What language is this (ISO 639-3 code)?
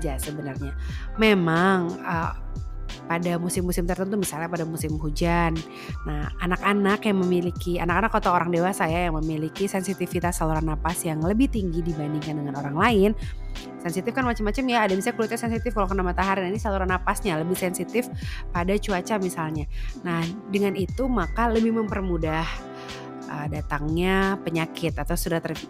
ind